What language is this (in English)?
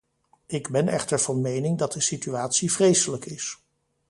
Dutch